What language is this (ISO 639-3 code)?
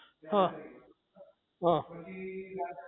guj